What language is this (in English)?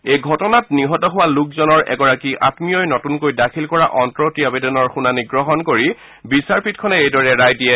Assamese